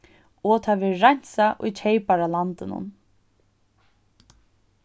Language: Faroese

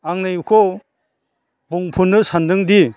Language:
Bodo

